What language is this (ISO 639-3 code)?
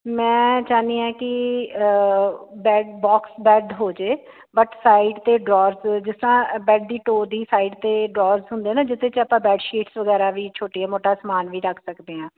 pan